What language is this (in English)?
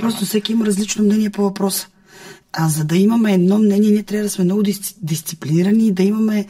Bulgarian